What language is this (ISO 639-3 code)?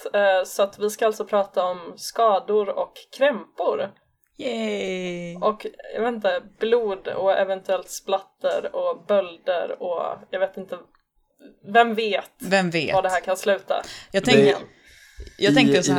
swe